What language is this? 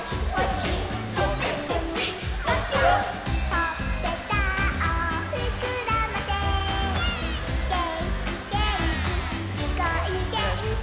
Japanese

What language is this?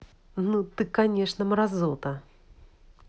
Russian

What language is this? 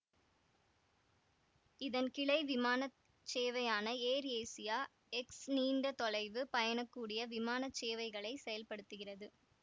Tamil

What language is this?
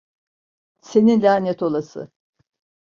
Turkish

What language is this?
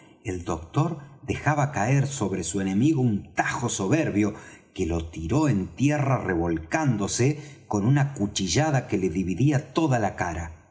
Spanish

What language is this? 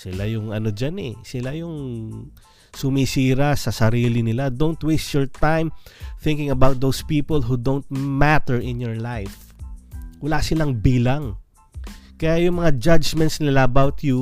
Filipino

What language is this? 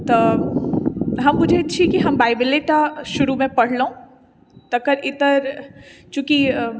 Maithili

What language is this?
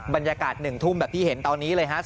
Thai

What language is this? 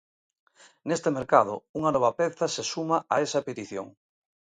Galician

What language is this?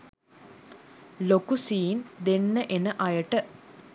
Sinhala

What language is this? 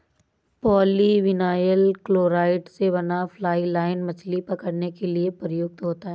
Hindi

